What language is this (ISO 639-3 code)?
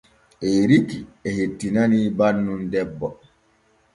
fue